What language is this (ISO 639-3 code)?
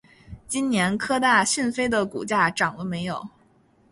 zho